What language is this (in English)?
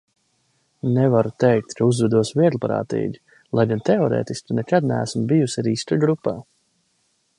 Latvian